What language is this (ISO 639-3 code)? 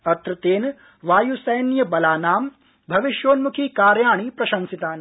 san